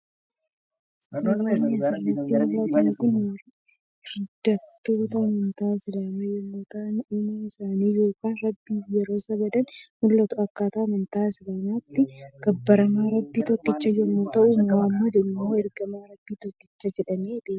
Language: Oromo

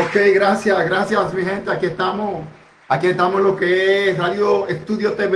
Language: Spanish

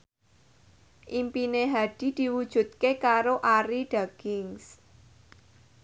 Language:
Javanese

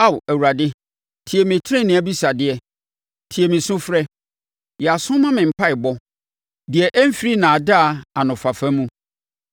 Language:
Akan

